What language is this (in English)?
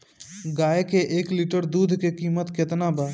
Bhojpuri